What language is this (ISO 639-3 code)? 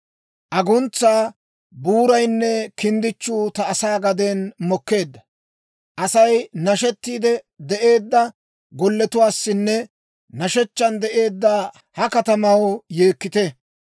dwr